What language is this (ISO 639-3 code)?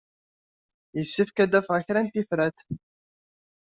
kab